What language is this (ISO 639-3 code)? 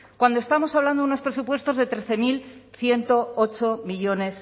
spa